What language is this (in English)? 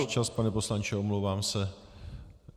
Czech